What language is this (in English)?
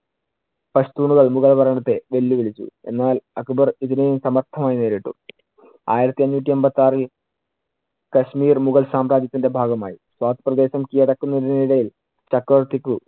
Malayalam